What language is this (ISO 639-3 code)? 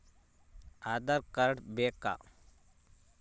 kan